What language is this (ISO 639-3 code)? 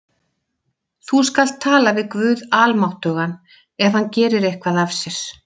isl